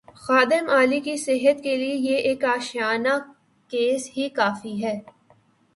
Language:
Urdu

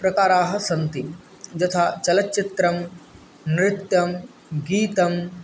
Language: Sanskrit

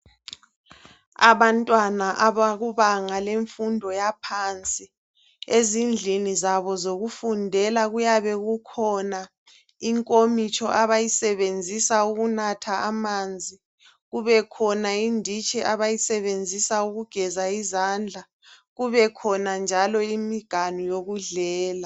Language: North Ndebele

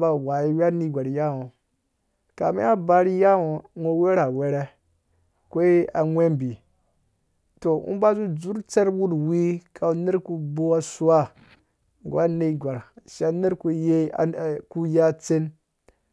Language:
Dũya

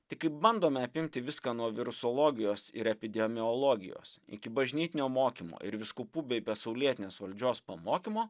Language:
Lithuanian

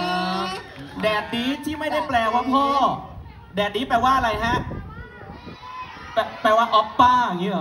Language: Thai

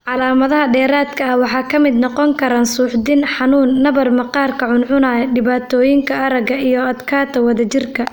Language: Somali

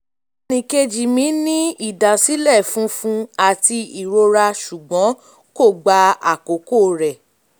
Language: Yoruba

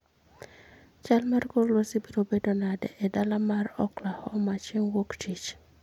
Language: Luo (Kenya and Tanzania)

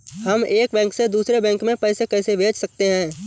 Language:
Hindi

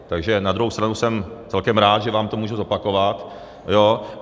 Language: Czech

